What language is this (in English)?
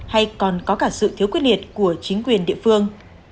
Vietnamese